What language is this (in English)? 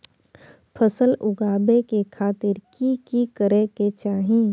Maithili